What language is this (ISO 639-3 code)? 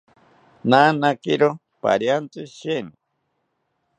cpy